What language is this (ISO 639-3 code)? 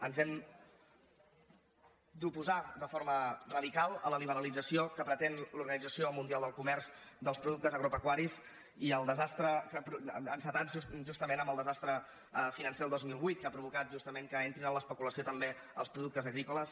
cat